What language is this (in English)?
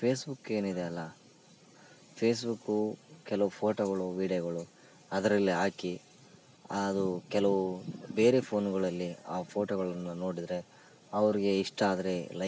Kannada